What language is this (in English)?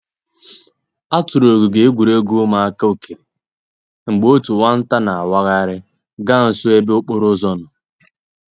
Igbo